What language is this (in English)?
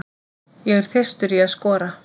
Icelandic